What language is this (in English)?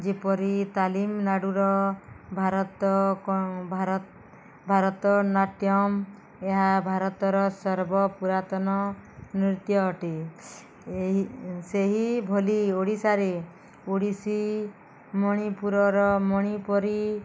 Odia